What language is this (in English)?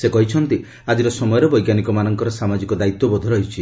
Odia